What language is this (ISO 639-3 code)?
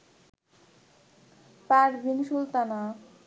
ben